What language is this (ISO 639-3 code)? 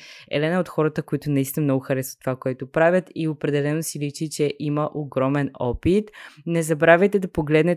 bul